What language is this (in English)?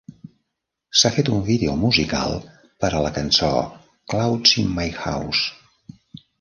Catalan